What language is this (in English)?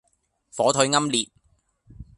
Cantonese